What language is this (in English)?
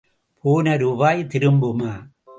Tamil